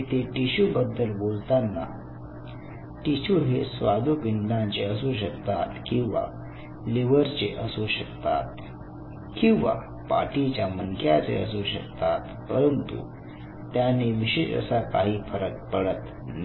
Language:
Marathi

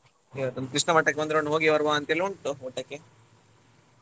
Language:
Kannada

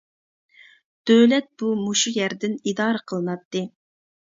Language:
Uyghur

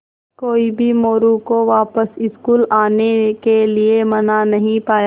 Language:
Hindi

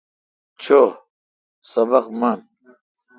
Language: Kalkoti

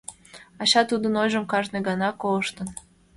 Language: Mari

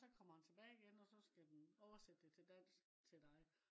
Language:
Danish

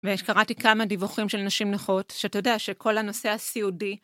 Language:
Hebrew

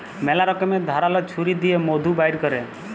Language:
Bangla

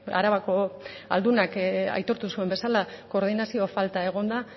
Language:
Basque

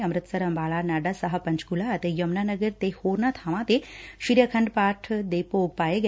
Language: Punjabi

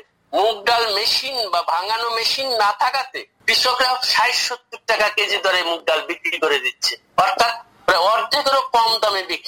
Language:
Bangla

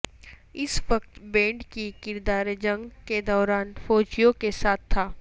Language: Urdu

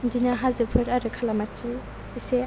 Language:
Bodo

